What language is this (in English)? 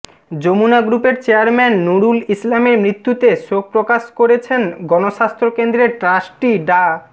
Bangla